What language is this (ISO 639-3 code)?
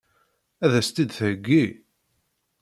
kab